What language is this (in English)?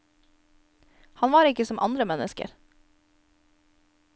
Norwegian